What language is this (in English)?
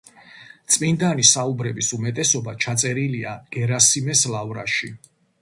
Georgian